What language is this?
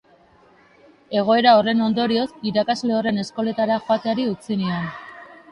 Basque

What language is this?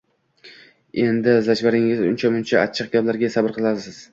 Uzbek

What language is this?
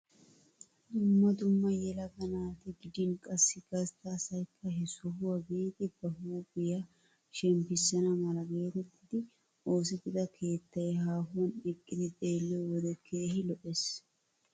Wolaytta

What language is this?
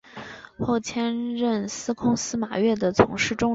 Chinese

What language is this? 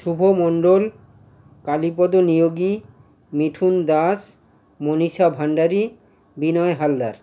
Bangla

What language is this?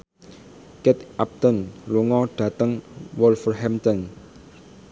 Javanese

